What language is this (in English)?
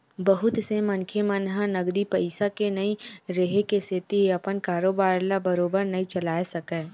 Chhattisgarhi